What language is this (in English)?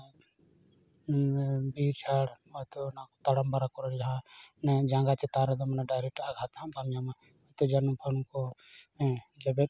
Santali